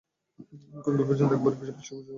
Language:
Bangla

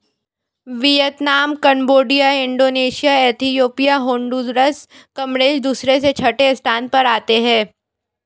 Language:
Hindi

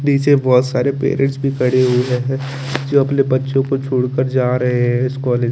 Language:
Hindi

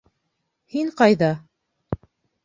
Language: Bashkir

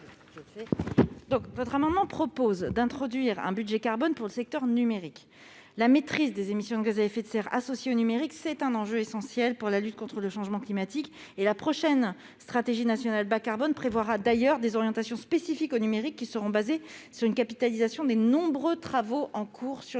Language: French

